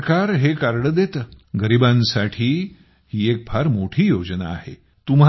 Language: Marathi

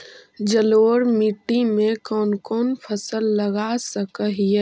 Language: Magahi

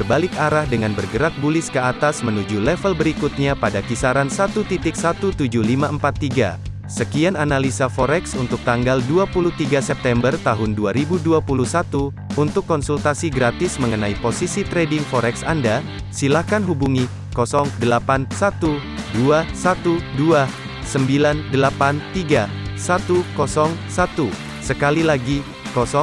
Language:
Indonesian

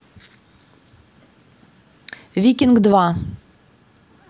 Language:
Russian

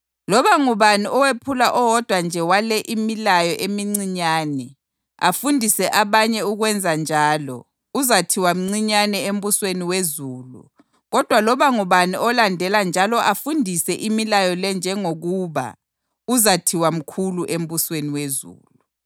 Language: North Ndebele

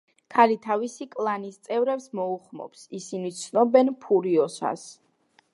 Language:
Georgian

